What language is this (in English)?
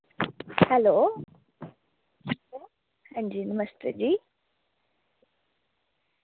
Dogri